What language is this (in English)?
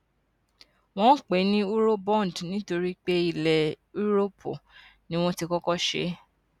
Yoruba